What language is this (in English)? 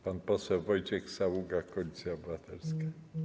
Polish